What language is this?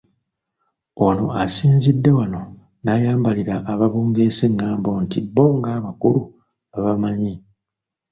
Ganda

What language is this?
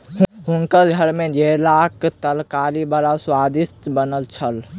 Maithili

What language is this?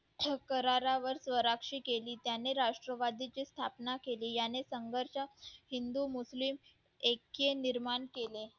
Marathi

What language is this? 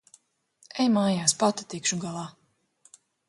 Latvian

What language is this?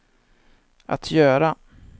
Swedish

